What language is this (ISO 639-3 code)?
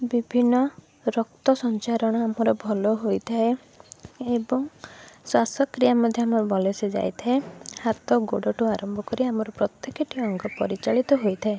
ori